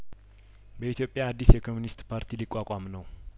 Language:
Amharic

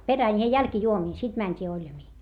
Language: Finnish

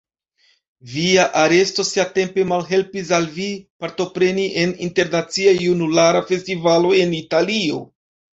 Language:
Esperanto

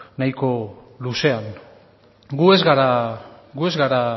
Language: Basque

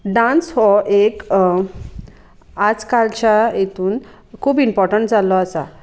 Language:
Konkani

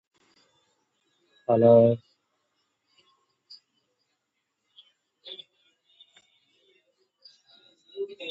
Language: Tamil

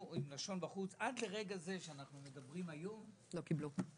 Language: Hebrew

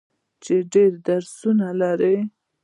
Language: Pashto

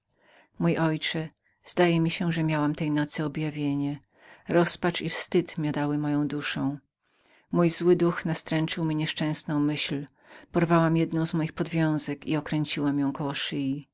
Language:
Polish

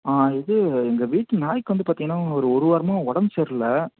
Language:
Tamil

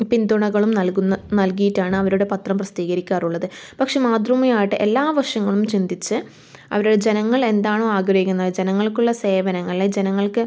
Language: Malayalam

